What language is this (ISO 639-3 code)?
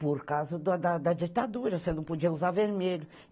por